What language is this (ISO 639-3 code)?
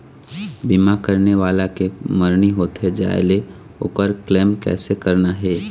hne